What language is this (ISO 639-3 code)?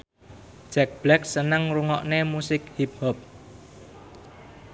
jav